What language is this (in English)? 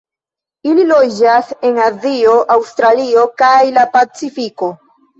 Esperanto